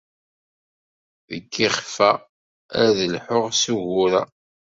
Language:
Kabyle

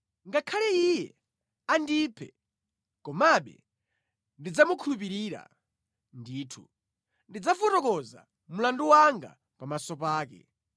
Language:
Nyanja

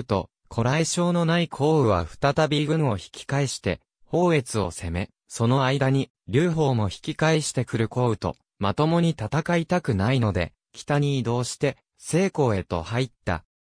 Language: Japanese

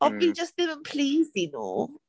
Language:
Welsh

